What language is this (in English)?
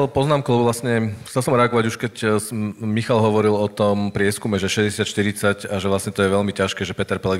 Slovak